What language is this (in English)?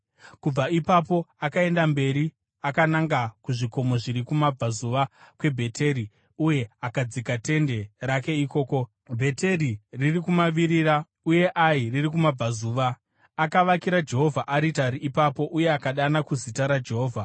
Shona